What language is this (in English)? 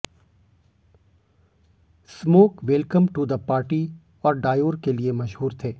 Hindi